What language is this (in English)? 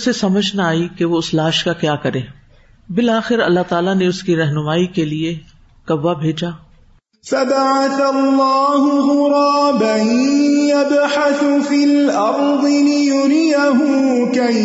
Urdu